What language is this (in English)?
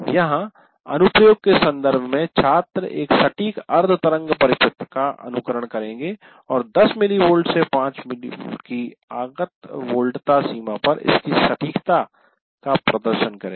Hindi